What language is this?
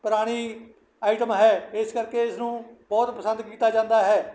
Punjabi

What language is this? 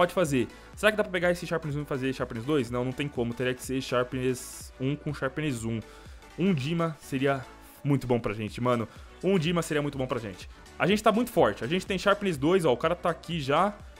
Portuguese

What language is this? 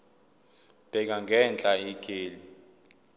Zulu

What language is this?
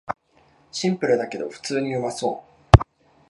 Japanese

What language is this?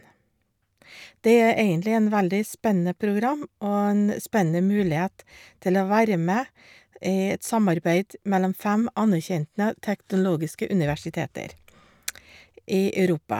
Norwegian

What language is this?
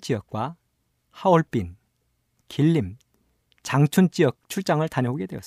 Korean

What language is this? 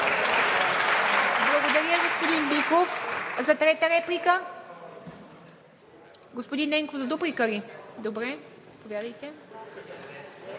Bulgarian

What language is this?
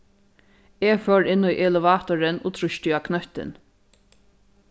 Faroese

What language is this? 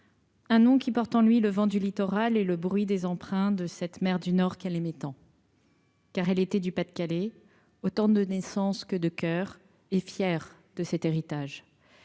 French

